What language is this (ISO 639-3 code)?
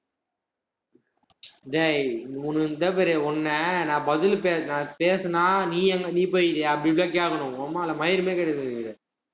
tam